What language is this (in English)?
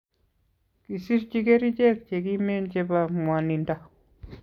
Kalenjin